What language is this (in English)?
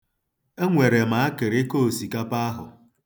Igbo